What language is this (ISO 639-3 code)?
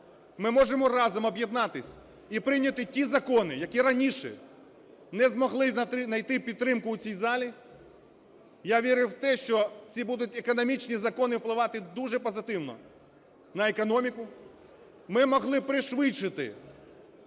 ukr